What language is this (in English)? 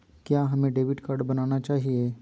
Magahi